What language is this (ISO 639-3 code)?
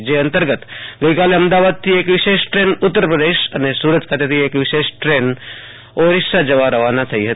guj